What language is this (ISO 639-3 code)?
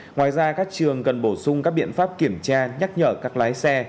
vie